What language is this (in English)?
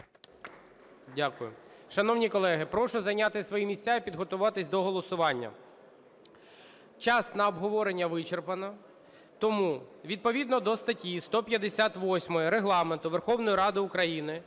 Ukrainian